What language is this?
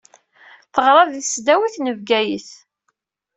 Kabyle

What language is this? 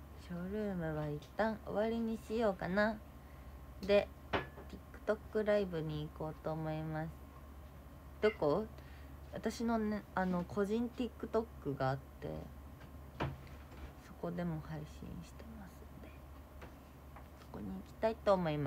Japanese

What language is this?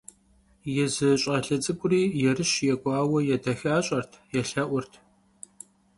Kabardian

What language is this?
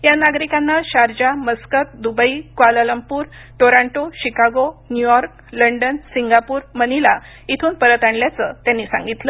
Marathi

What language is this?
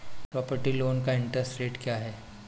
Hindi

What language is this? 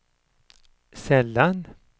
Swedish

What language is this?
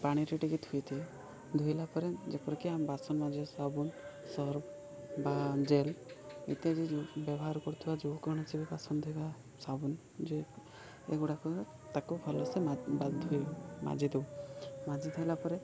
Odia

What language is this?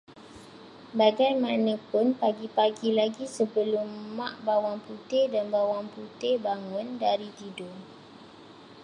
Malay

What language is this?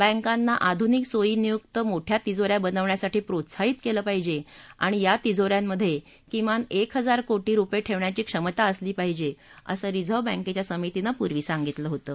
Marathi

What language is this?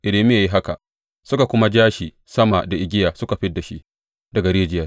Hausa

